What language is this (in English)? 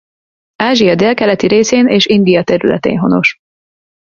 Hungarian